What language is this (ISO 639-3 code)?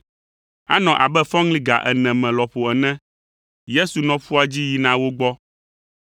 ewe